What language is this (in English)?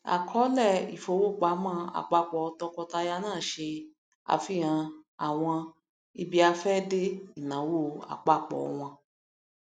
Yoruba